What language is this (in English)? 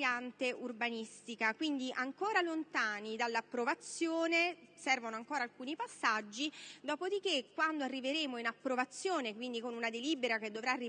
Italian